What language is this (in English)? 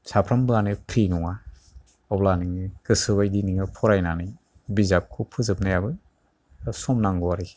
Bodo